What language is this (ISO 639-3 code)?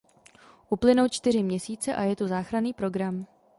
ces